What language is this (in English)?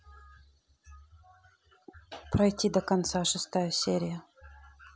Russian